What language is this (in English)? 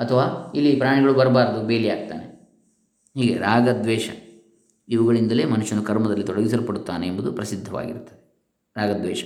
Kannada